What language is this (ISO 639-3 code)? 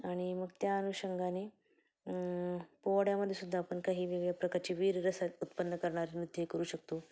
mar